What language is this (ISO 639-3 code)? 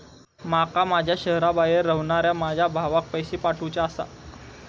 mar